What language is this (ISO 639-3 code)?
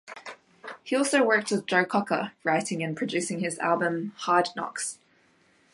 eng